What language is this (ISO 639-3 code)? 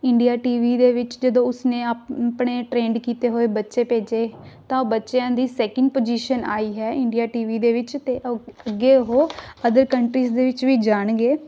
pan